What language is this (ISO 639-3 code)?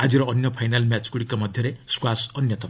ori